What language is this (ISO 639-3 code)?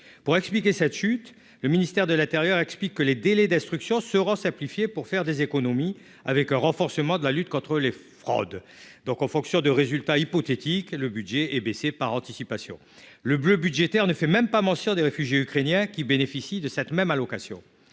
fra